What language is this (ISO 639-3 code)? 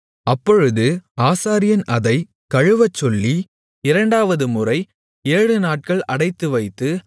tam